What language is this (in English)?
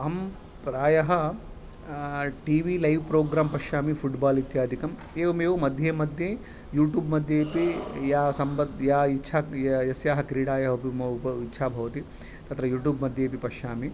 Sanskrit